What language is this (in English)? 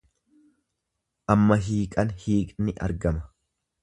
Oromo